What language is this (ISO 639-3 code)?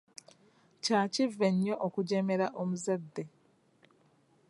lug